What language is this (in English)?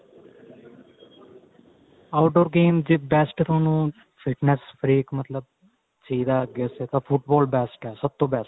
Punjabi